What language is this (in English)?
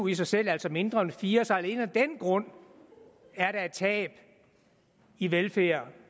Danish